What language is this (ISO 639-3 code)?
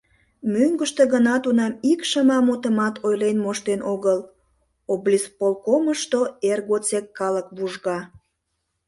chm